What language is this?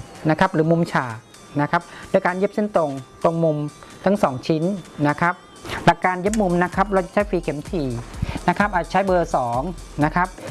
Thai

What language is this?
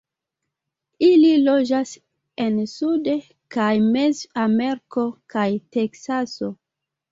Esperanto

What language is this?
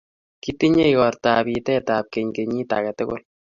Kalenjin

